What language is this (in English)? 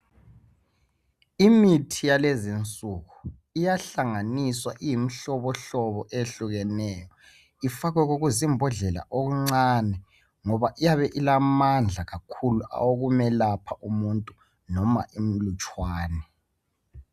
North Ndebele